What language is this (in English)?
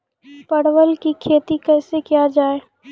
Maithili